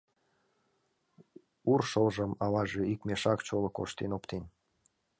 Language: Mari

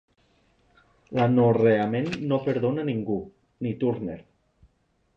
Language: Catalan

